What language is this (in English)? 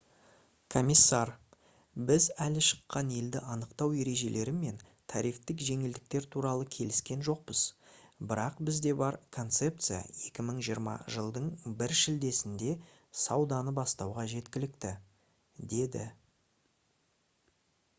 Kazakh